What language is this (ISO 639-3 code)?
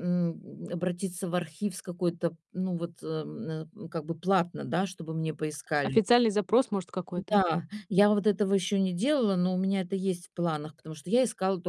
rus